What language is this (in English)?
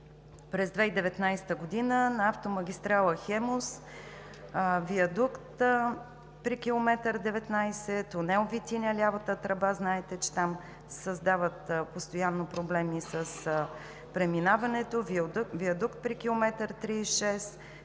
Bulgarian